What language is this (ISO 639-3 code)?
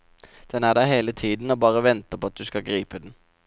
nor